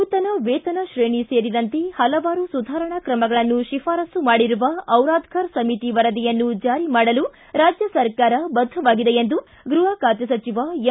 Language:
Kannada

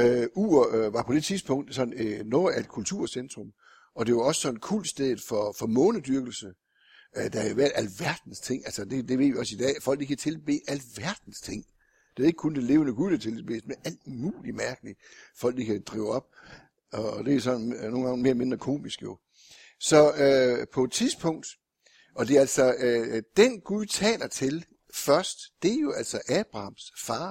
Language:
Danish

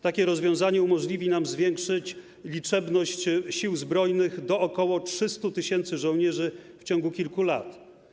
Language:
Polish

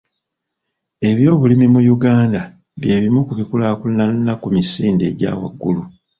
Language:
Ganda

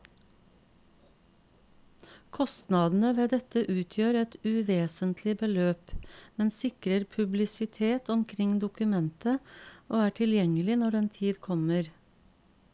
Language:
Norwegian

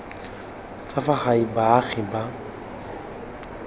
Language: Tswana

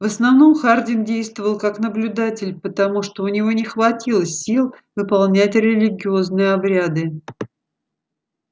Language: Russian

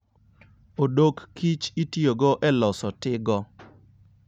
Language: Luo (Kenya and Tanzania)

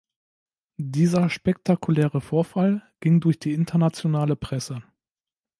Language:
German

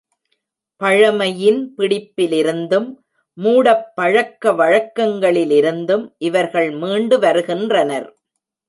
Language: Tamil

